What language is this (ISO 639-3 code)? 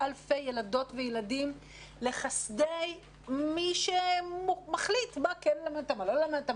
heb